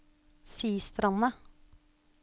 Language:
Norwegian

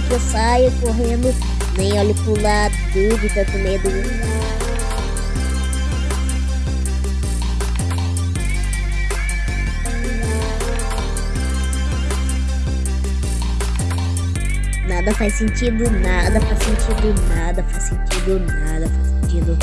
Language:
Portuguese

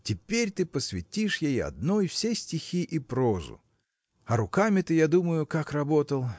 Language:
Russian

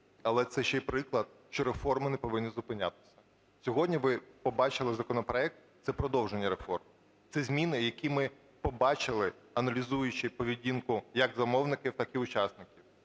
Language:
Ukrainian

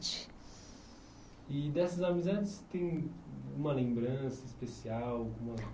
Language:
Portuguese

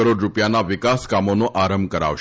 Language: Gujarati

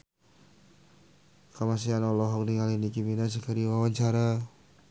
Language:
Sundanese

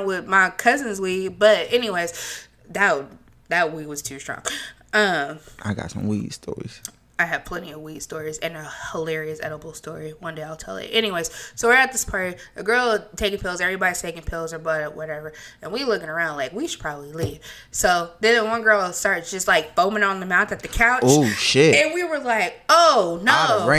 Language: English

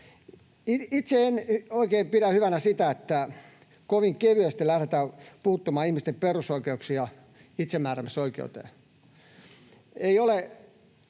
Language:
Finnish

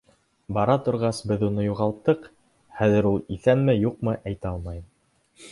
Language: Bashkir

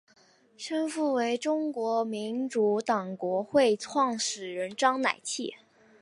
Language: Chinese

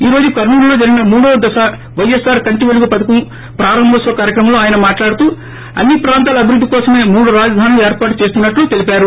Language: Telugu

